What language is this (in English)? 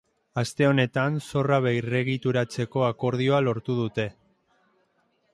Basque